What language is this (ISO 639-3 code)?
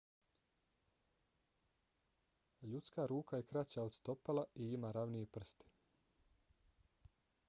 bos